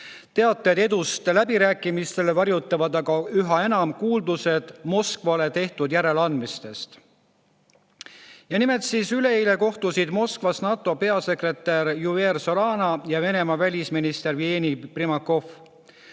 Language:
Estonian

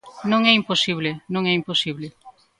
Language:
Galician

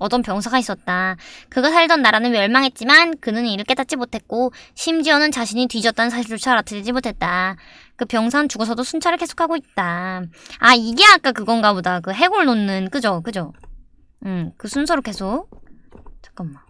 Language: Korean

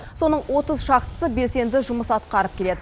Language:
Kazakh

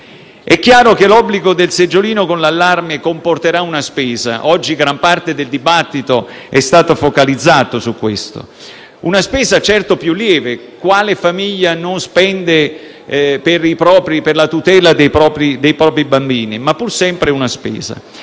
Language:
Italian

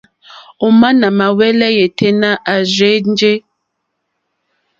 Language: Mokpwe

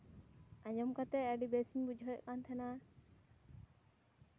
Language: Santali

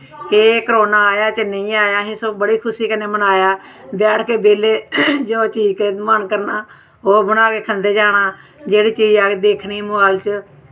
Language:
Dogri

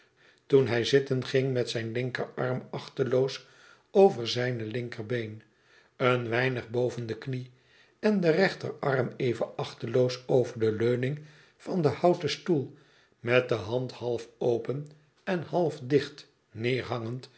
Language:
Dutch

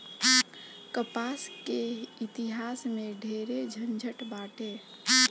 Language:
Bhojpuri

